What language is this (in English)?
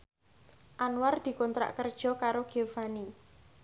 Javanese